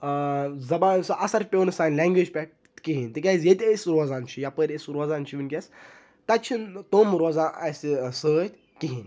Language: Kashmiri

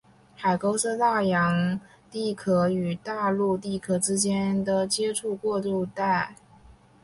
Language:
Chinese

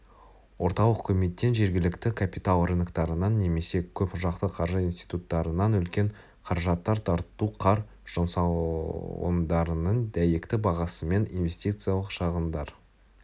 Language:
Kazakh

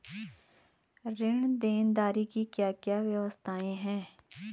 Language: Hindi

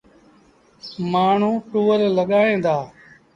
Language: Sindhi Bhil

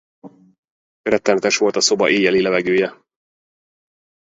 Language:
Hungarian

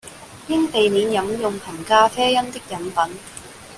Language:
Cantonese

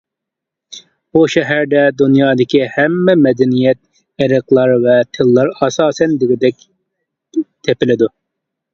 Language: Uyghur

